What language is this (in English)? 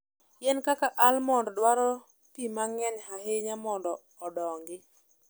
Luo (Kenya and Tanzania)